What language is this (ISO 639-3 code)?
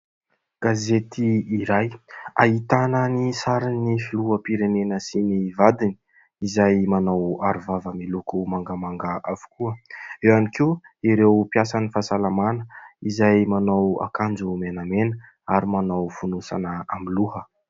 mlg